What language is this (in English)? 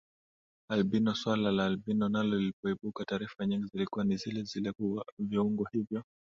Swahili